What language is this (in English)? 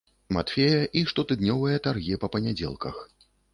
Belarusian